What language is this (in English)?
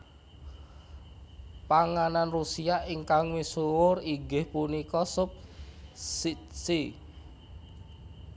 Javanese